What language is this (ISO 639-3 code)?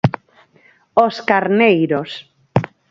glg